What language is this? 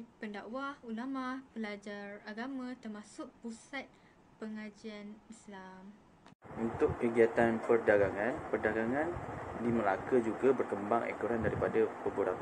Malay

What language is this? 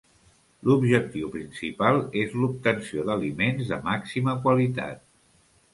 Catalan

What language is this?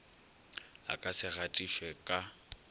Northern Sotho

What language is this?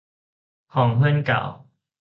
Thai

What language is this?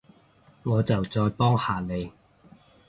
Cantonese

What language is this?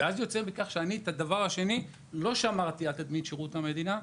Hebrew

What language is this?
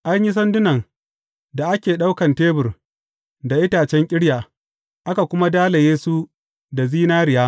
Hausa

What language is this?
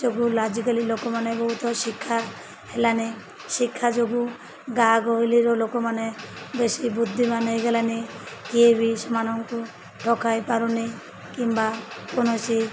Odia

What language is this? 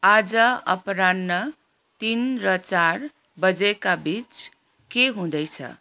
Nepali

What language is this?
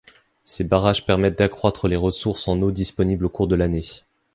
French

